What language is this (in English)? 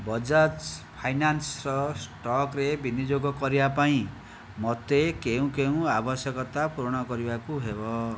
Odia